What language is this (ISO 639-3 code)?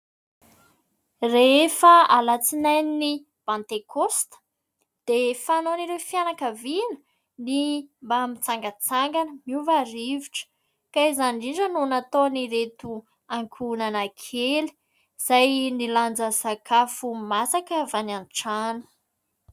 mlg